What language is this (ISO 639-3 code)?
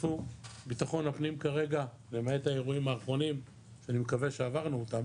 heb